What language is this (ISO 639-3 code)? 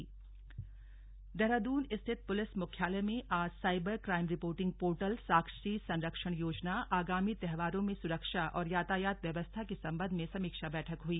hin